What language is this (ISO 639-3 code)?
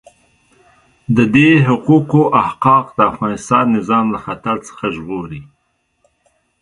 pus